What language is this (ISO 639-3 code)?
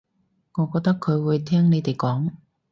yue